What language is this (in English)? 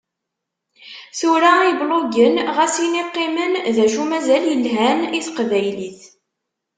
Kabyle